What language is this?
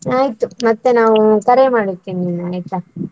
Kannada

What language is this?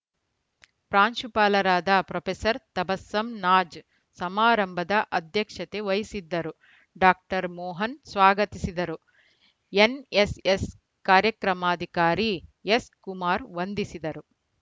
Kannada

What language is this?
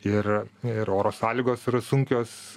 Lithuanian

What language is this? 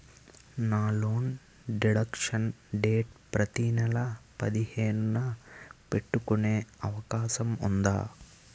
Telugu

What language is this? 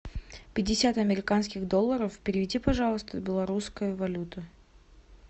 Russian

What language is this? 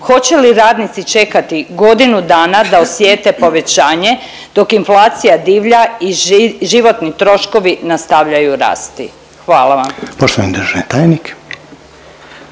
Croatian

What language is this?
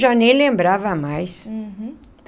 Portuguese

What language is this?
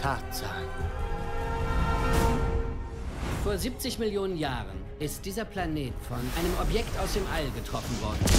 German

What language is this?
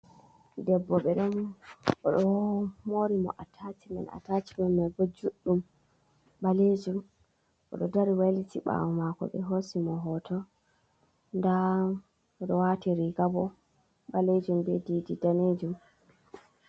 Fula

